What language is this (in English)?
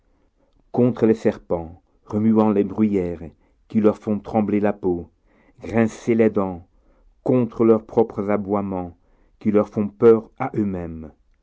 French